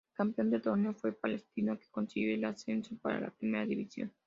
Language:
Spanish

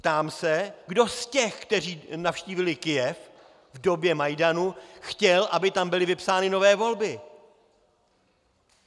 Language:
Czech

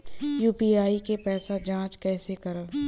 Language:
Bhojpuri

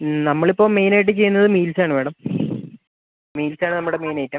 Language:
Malayalam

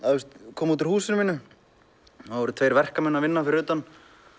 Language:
Icelandic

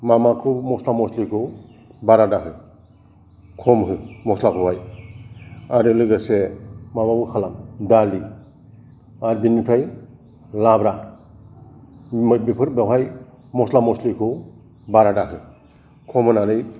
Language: Bodo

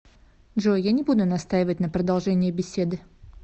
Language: Russian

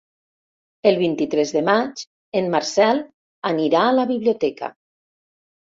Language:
Catalan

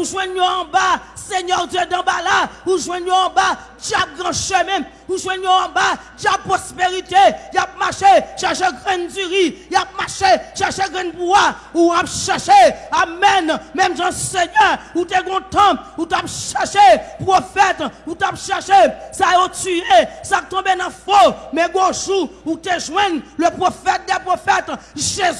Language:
French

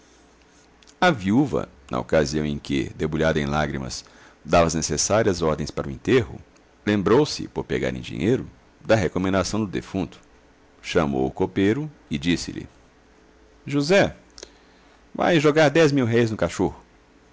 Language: Portuguese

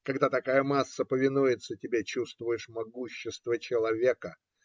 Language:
Russian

